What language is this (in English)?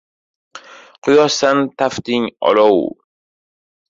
Uzbek